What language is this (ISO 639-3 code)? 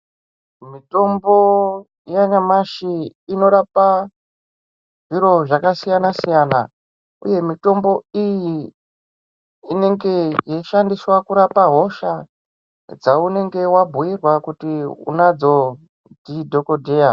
ndc